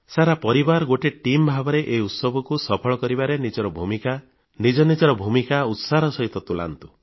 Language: Odia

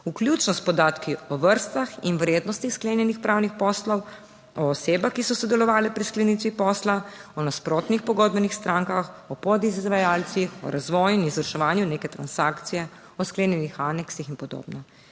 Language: Slovenian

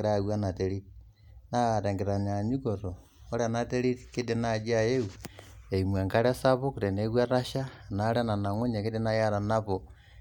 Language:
Masai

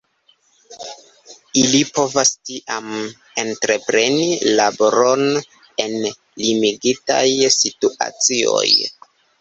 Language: Esperanto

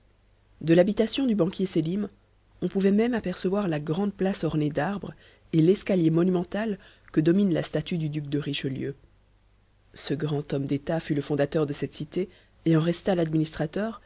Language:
French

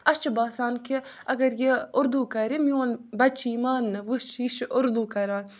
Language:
Kashmiri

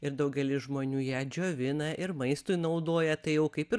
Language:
Lithuanian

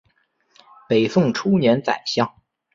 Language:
Chinese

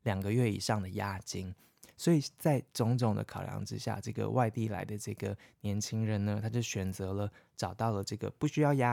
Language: Chinese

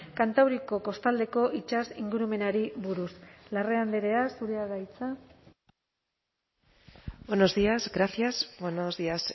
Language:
Basque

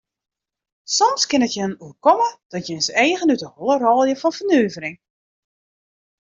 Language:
Western Frisian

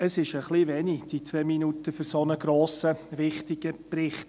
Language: Swiss German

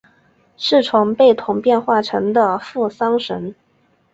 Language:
Chinese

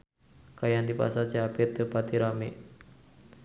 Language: Sundanese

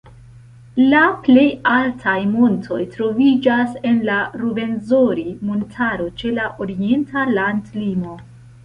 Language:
Esperanto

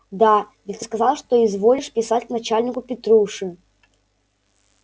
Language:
Russian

